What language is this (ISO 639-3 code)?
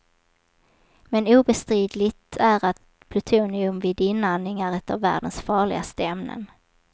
swe